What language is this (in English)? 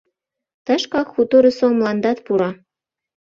Mari